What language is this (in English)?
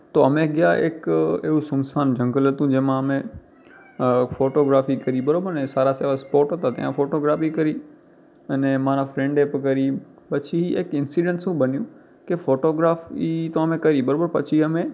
Gujarati